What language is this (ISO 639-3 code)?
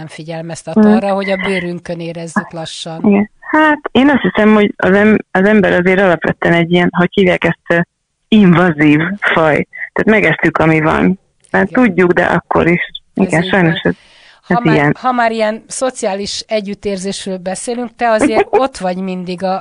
hun